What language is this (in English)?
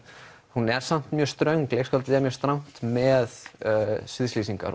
Icelandic